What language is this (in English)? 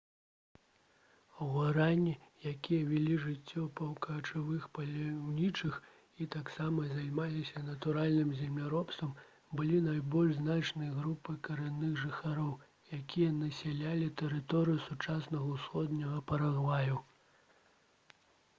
Belarusian